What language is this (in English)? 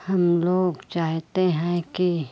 Hindi